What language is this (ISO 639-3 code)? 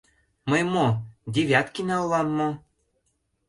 chm